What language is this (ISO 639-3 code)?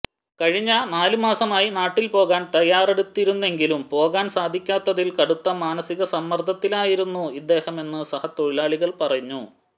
mal